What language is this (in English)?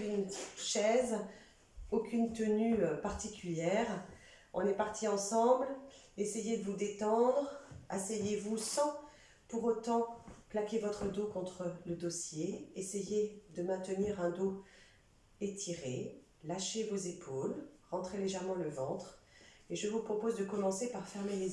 French